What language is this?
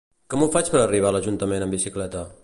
Catalan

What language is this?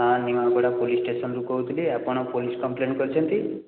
Odia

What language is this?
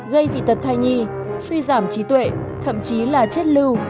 Vietnamese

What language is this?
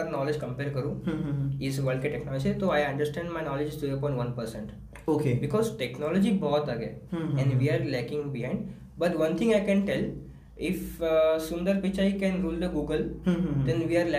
Hindi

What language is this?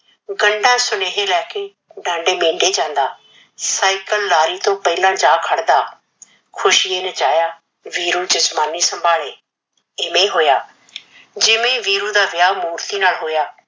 Punjabi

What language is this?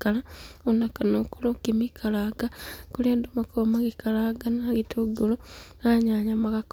Kikuyu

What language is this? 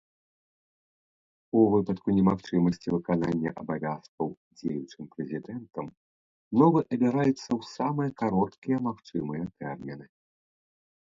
Belarusian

